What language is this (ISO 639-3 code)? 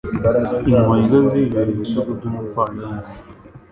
kin